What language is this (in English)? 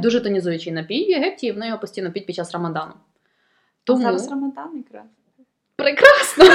Ukrainian